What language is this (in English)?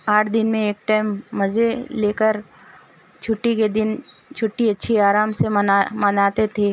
Urdu